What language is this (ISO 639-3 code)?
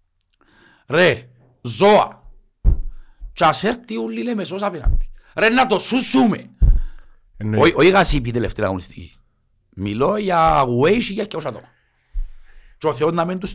ell